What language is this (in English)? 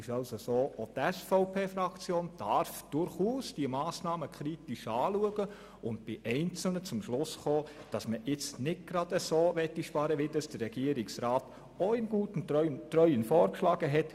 Swiss German